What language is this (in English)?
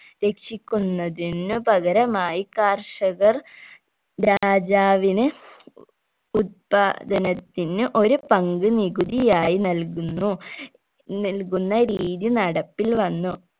Malayalam